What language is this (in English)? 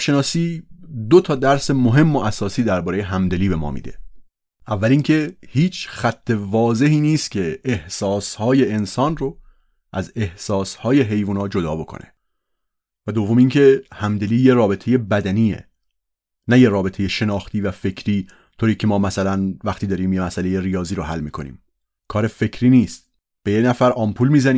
Persian